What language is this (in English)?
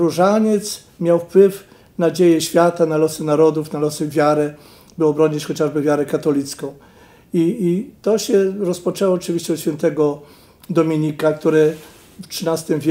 Polish